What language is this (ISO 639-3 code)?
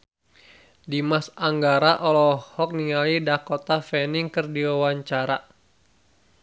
sun